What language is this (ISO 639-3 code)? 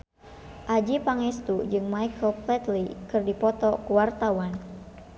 sun